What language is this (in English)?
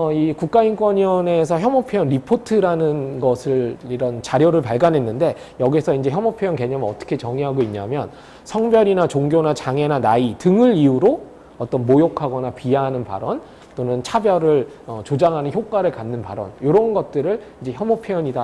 Korean